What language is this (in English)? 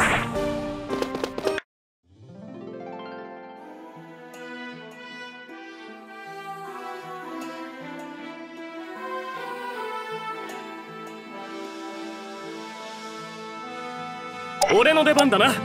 Japanese